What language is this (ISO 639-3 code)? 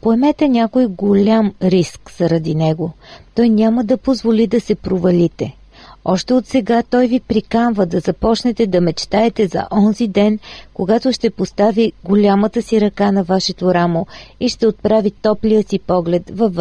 bul